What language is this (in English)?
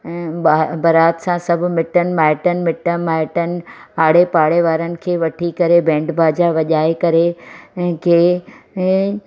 Sindhi